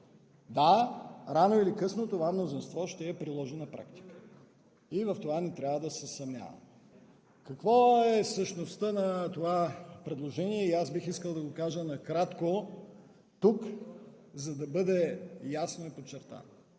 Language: Bulgarian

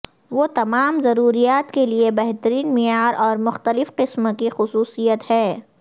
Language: Urdu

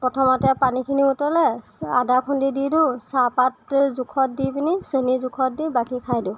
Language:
Assamese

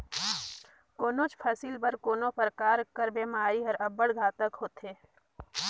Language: Chhattisgarhi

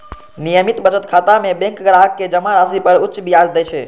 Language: Maithili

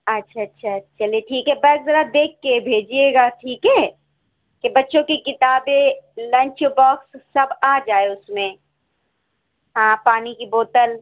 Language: Urdu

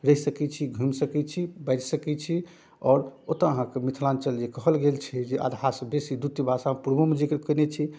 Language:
Maithili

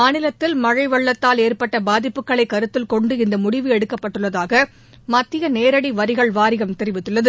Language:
Tamil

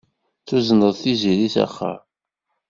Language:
Kabyle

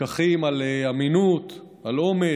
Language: Hebrew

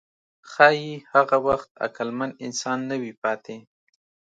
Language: Pashto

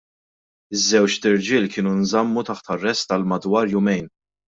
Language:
Maltese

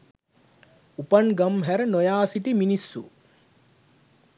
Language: Sinhala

